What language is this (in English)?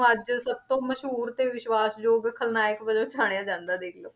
Punjabi